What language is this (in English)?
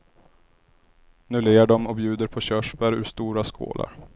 Swedish